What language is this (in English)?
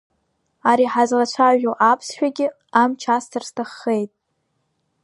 Abkhazian